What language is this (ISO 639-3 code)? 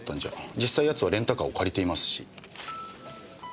jpn